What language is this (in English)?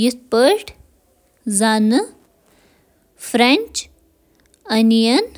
Kashmiri